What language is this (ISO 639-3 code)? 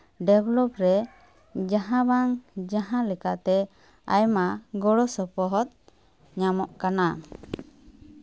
sat